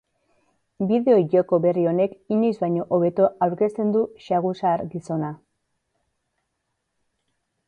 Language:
Basque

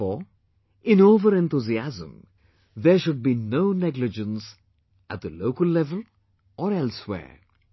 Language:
English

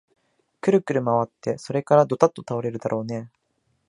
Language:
Japanese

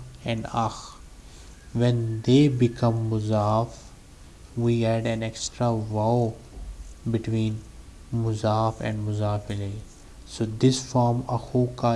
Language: English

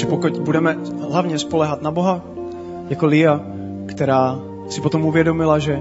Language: Czech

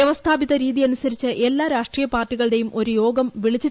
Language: Malayalam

